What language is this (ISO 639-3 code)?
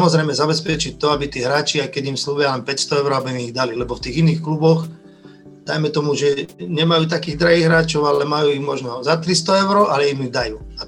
slk